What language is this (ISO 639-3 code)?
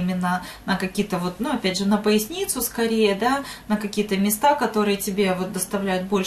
rus